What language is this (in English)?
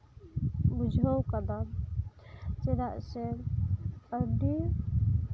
Santali